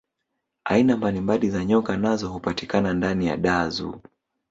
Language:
Swahili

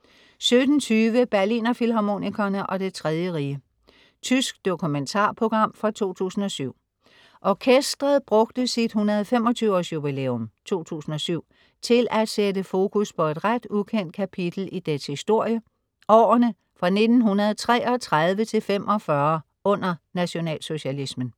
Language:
Danish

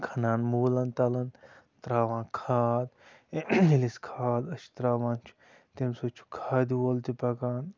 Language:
Kashmiri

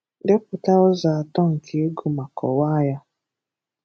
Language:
Igbo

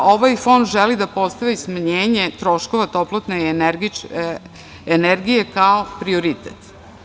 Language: Serbian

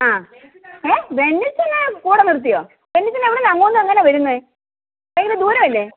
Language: Malayalam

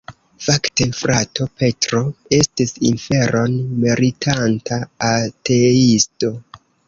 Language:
Esperanto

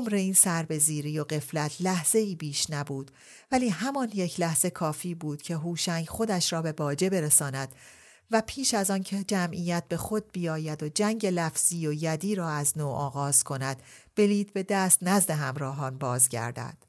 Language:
Persian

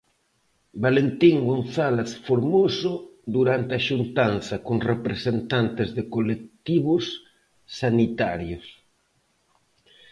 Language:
Galician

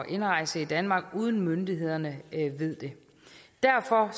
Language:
Danish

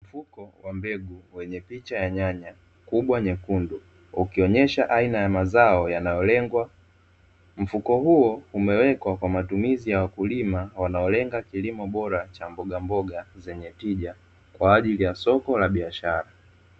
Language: Swahili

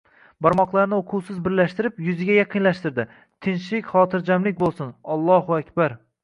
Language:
Uzbek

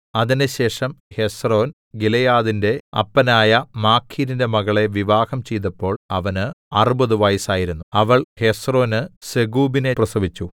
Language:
Malayalam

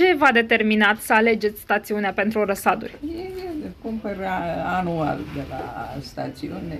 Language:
Romanian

